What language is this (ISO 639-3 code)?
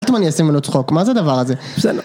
heb